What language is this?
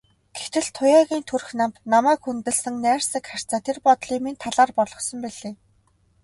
Mongolian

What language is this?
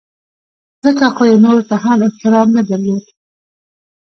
Pashto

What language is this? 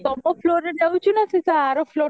Odia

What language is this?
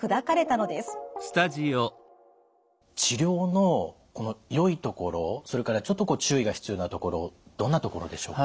Japanese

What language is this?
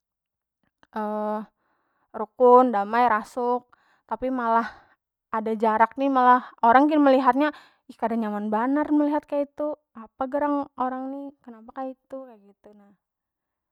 Banjar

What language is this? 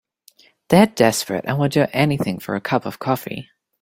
English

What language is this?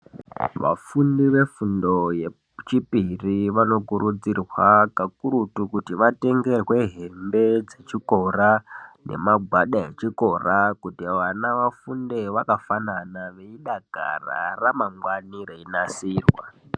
Ndau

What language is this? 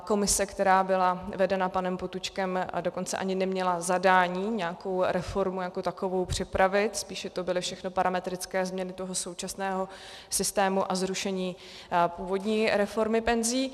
Czech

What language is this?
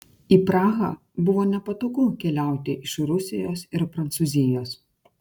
Lithuanian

